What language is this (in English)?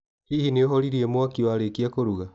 Kikuyu